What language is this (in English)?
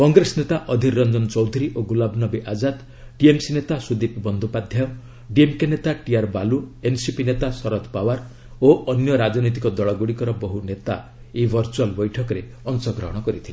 Odia